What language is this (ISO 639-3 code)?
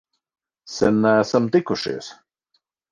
lav